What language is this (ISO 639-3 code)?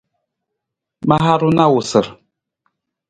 nmz